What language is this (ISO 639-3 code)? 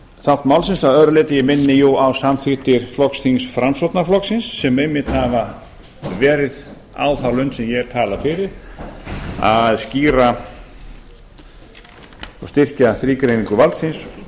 isl